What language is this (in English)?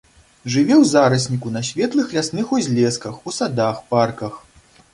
Belarusian